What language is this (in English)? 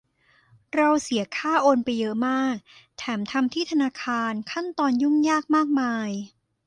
Thai